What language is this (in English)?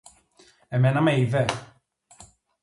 Greek